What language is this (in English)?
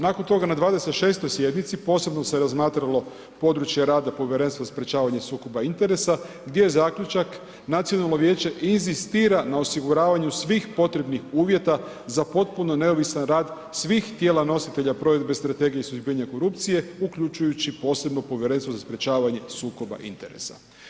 Croatian